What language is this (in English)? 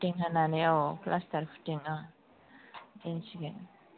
Bodo